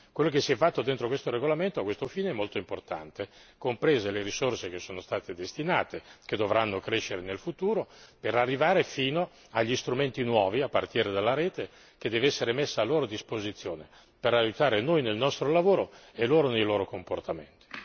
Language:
Italian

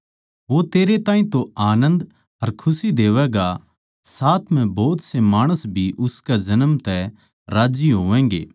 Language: Haryanvi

